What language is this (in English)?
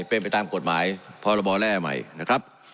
Thai